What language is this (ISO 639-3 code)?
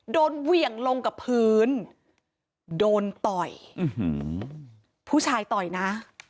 tha